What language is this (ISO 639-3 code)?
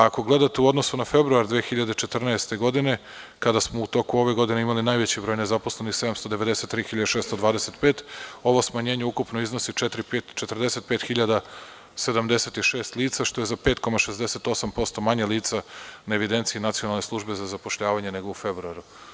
srp